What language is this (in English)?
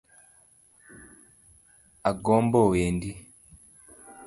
Luo (Kenya and Tanzania)